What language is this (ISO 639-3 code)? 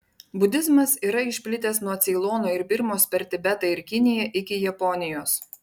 lit